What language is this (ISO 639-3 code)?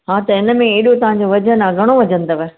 snd